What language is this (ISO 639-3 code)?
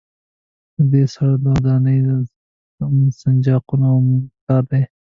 pus